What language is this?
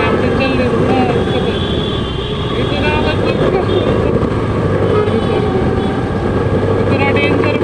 Marathi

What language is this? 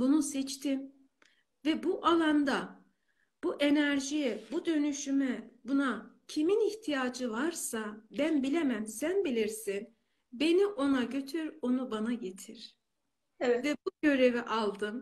Turkish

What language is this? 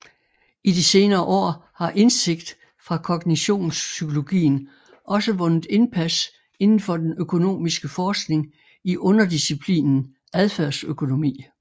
Danish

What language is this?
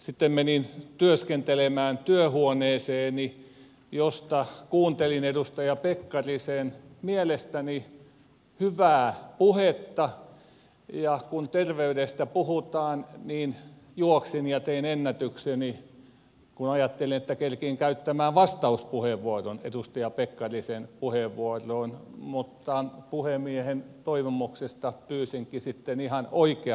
Finnish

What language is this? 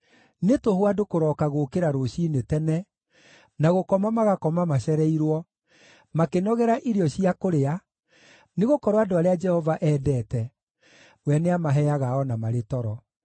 Kikuyu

